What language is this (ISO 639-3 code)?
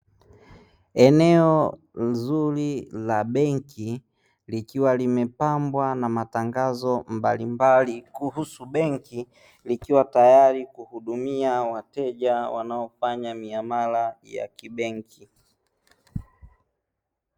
swa